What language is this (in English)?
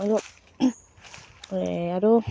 Assamese